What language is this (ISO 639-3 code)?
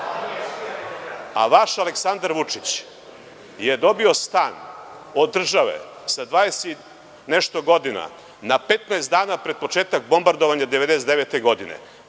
srp